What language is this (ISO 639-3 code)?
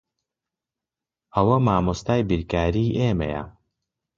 ckb